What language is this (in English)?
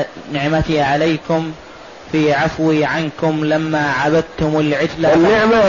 Arabic